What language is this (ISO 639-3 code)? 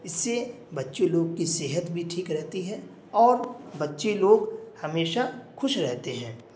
urd